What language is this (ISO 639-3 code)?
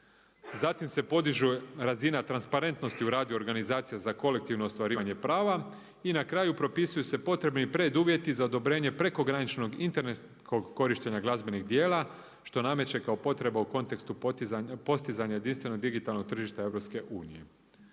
hrv